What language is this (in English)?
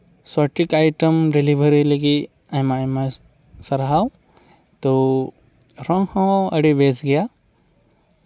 Santali